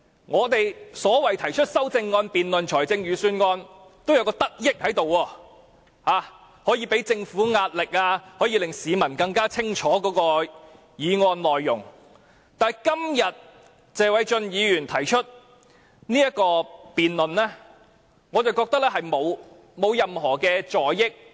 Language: Cantonese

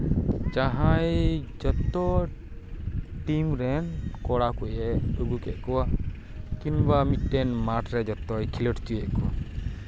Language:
Santali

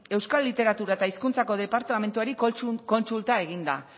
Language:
Basque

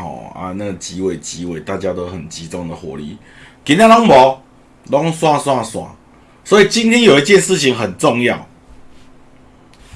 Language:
Chinese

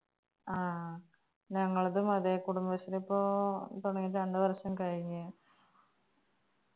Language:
Malayalam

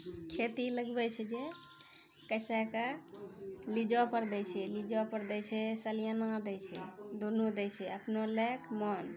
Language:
Maithili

